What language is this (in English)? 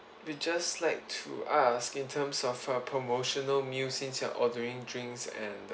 English